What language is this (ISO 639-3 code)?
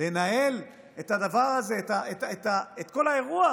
heb